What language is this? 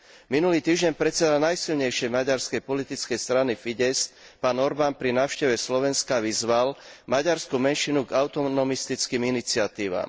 Slovak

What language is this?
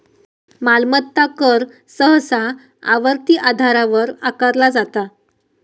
Marathi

